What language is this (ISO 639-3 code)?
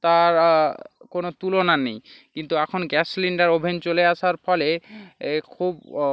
ben